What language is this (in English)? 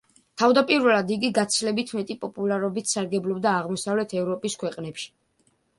Georgian